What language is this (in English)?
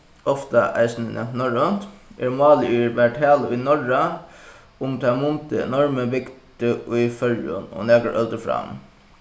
Faroese